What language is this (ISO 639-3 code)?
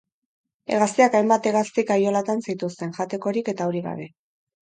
eus